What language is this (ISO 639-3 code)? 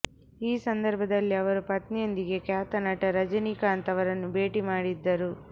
kan